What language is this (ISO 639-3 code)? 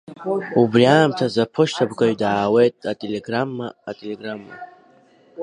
abk